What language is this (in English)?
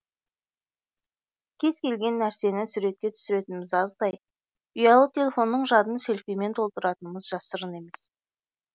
Kazakh